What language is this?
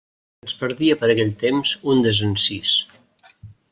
Catalan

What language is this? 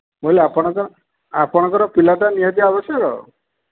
Odia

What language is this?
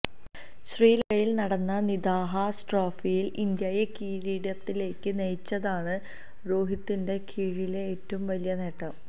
Malayalam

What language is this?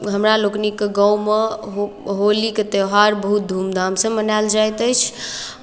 Maithili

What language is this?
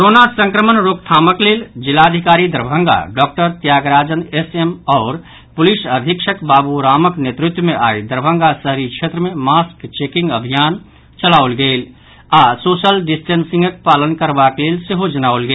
Maithili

